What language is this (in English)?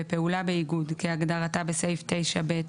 Hebrew